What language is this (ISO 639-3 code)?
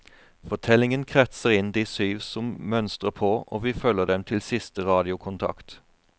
nor